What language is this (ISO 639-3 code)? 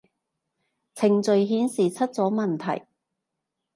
yue